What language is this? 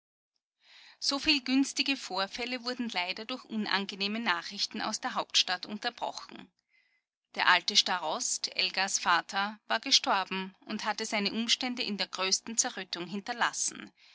German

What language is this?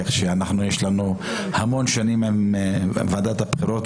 Hebrew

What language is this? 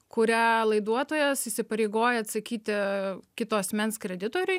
Lithuanian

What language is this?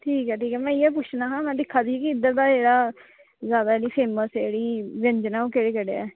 Dogri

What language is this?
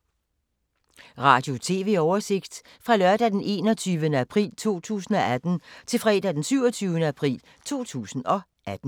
Danish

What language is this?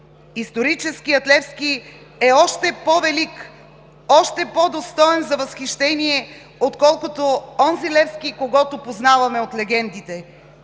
Bulgarian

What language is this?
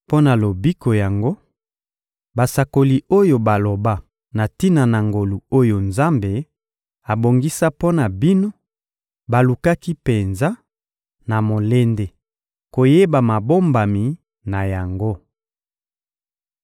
Lingala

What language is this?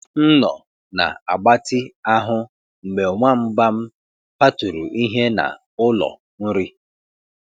Igbo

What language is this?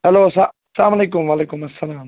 Kashmiri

